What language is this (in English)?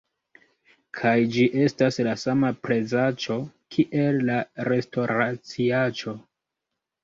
Esperanto